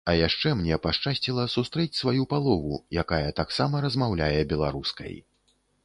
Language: Belarusian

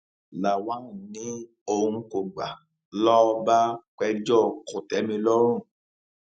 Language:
Yoruba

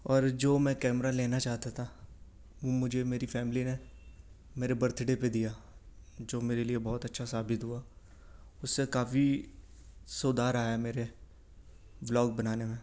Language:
Urdu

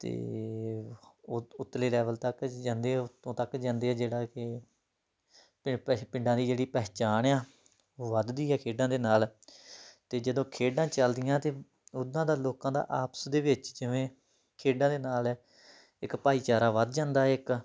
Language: Punjabi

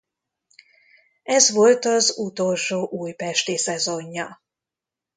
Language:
Hungarian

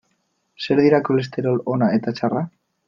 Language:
Basque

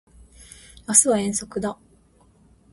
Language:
Japanese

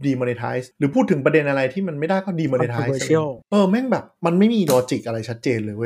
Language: Thai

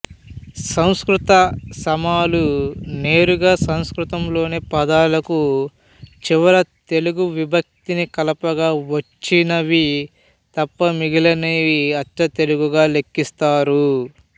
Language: Telugu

